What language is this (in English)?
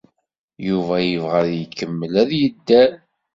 Kabyle